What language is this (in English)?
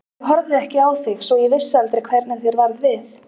Icelandic